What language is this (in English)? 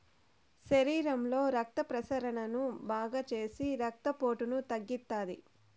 Telugu